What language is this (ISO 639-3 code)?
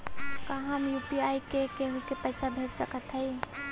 bho